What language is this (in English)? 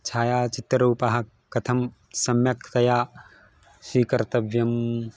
Sanskrit